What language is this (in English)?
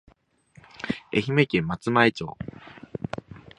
Japanese